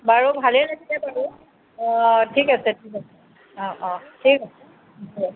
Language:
Assamese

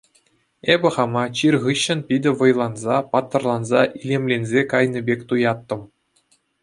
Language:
Chuvash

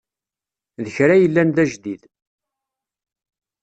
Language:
Kabyle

